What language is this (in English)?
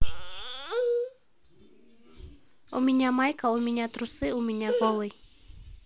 Russian